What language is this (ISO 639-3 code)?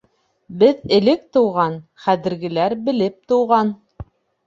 bak